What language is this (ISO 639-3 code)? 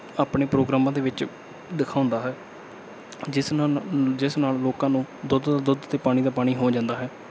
pan